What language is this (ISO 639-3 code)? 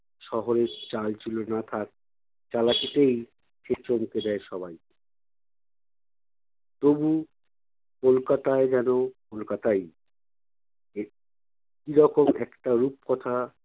ben